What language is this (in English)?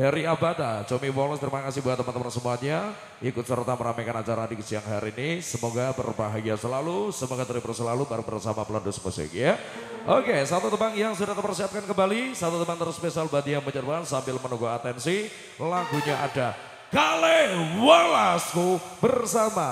Indonesian